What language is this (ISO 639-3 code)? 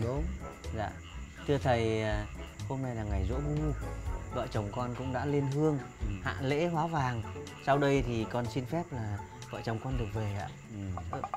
vie